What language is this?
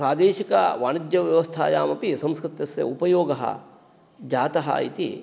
Sanskrit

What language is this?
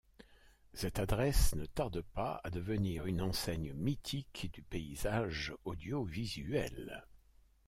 French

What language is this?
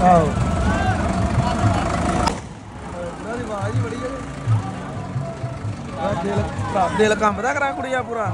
Thai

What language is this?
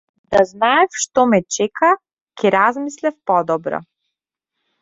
Macedonian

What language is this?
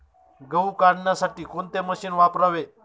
Marathi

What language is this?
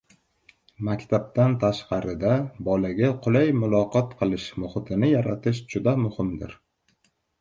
Uzbek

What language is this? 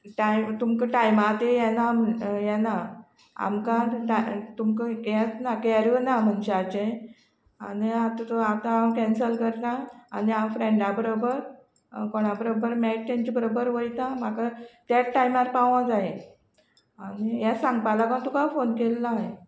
Konkani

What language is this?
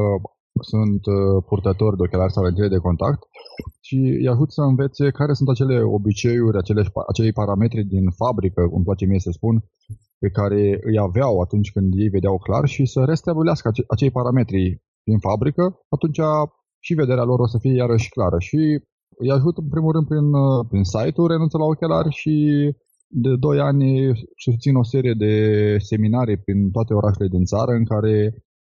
Romanian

